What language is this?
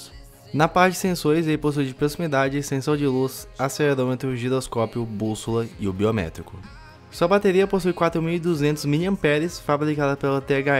Portuguese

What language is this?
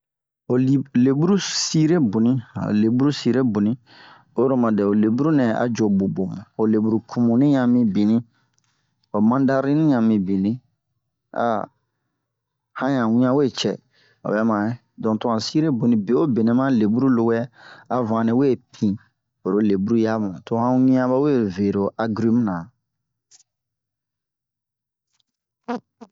Bomu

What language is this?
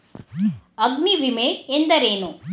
Kannada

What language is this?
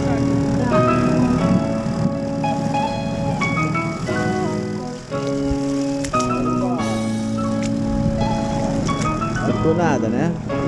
Portuguese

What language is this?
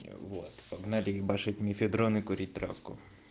Russian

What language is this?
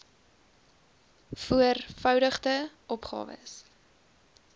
Afrikaans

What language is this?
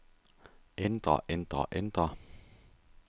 Danish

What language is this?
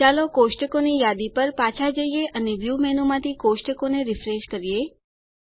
Gujarati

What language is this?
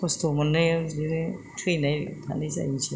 Bodo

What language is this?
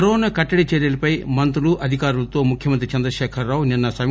Telugu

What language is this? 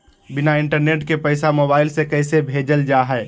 Magahi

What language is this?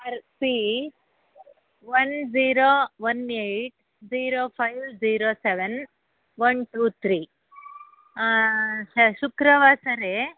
Sanskrit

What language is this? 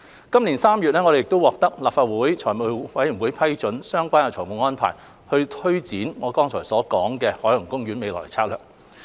Cantonese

